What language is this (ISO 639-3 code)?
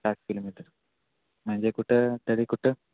mar